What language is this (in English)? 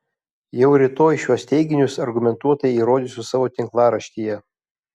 Lithuanian